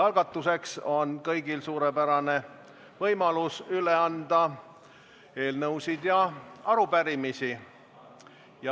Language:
Estonian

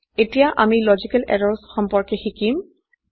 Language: Assamese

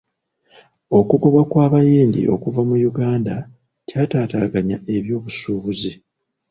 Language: Ganda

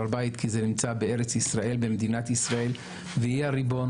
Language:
Hebrew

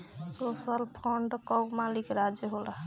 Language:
Bhojpuri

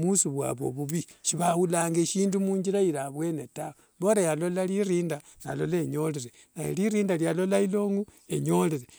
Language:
Wanga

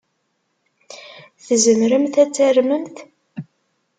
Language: Kabyle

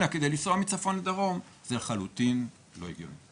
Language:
Hebrew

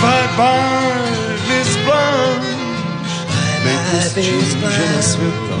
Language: Czech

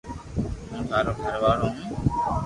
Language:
Loarki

